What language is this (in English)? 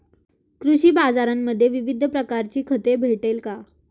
Marathi